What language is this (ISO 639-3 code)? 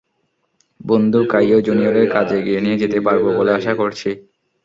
ben